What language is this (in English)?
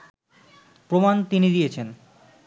Bangla